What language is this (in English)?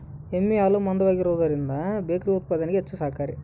Kannada